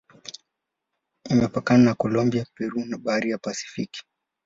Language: Swahili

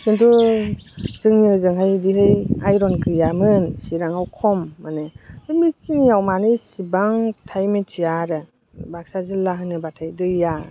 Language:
Bodo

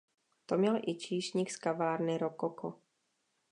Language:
Czech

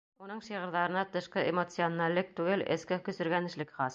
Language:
Bashkir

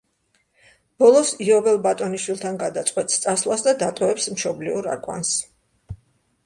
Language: Georgian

